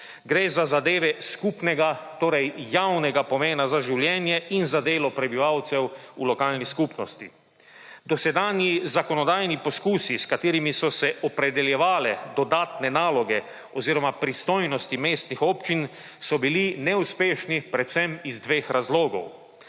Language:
Slovenian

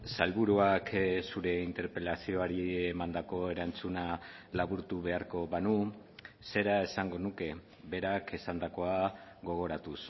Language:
Basque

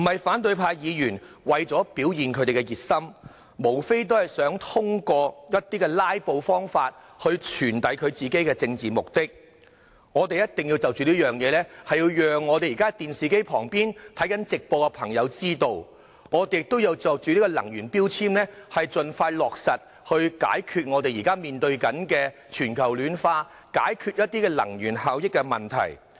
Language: Cantonese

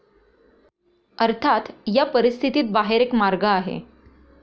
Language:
Marathi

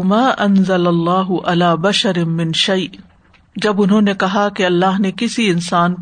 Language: Urdu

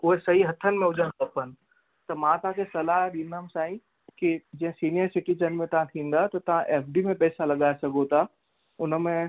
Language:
Sindhi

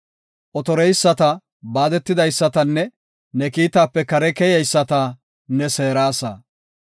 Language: Gofa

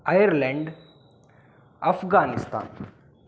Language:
Kannada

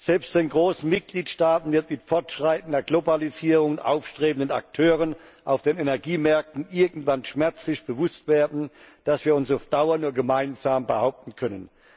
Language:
German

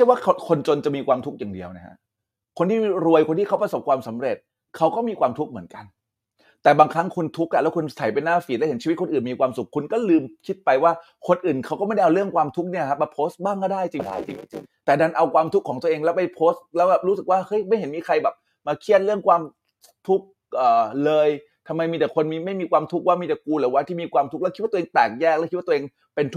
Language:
Thai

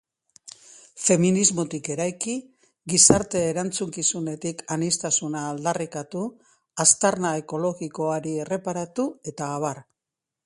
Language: Basque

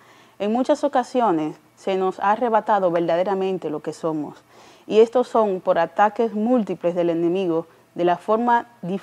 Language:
Spanish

